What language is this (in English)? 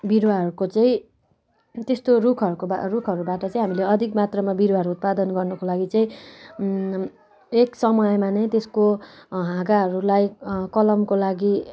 Nepali